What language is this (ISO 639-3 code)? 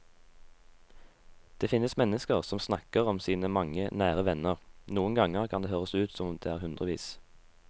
nor